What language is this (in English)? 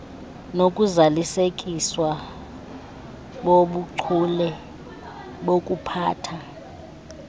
Xhosa